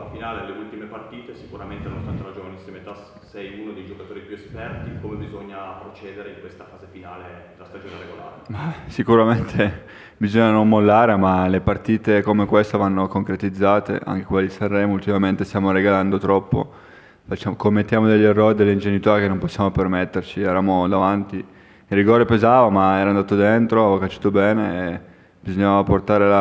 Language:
Italian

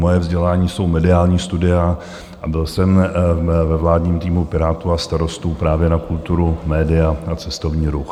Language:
Czech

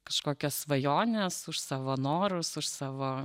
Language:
Lithuanian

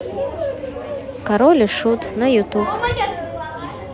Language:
Russian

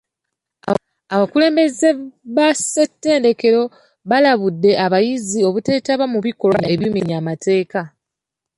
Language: Ganda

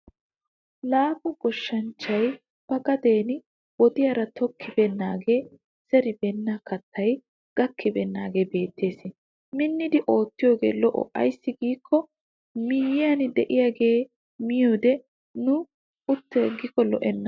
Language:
Wolaytta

